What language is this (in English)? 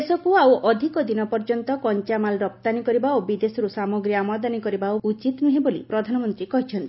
Odia